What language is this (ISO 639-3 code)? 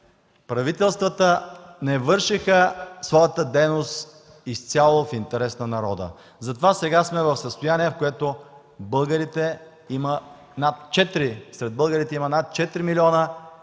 bul